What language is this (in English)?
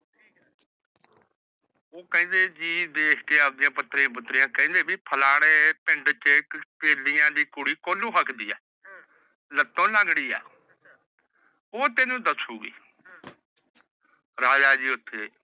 Punjabi